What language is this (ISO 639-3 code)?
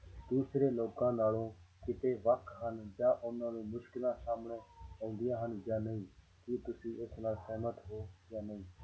pan